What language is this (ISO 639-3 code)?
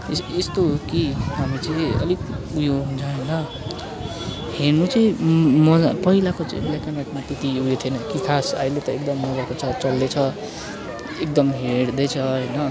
nep